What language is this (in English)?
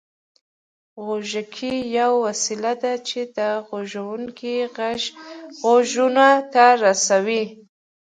Pashto